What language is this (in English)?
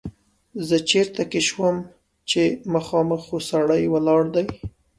Pashto